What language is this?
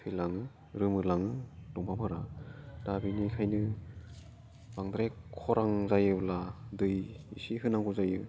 Bodo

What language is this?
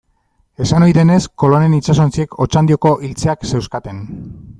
Basque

